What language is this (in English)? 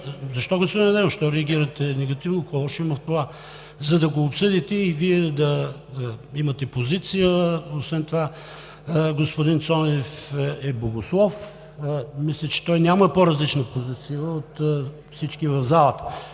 Bulgarian